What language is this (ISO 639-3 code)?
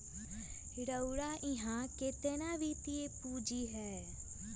mag